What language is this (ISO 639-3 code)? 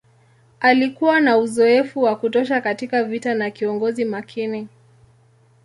swa